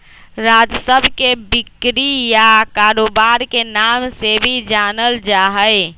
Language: Magahi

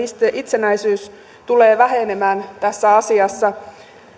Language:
Finnish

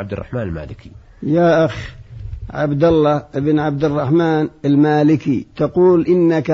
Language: Arabic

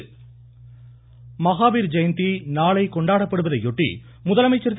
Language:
Tamil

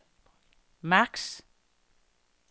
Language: Danish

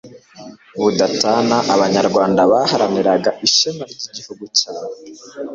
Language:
Kinyarwanda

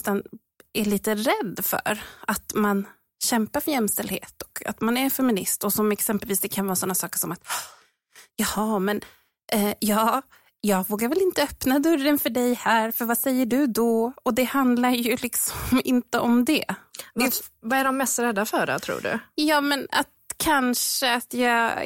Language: Swedish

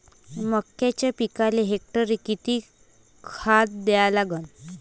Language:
Marathi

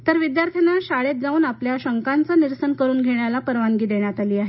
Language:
Marathi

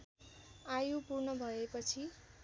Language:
Nepali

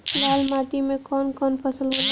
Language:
Bhojpuri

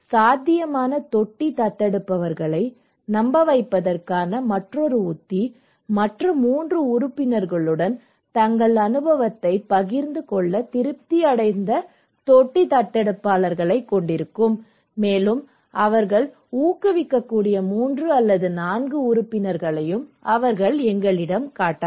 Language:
Tamil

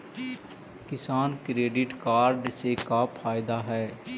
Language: Magahi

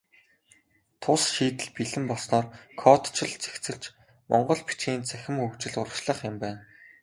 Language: Mongolian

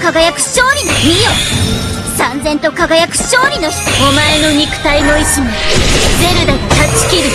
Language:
Japanese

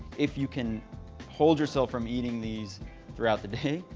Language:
English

